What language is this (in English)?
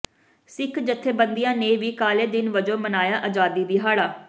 Punjabi